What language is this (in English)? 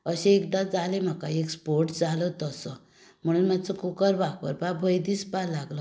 Konkani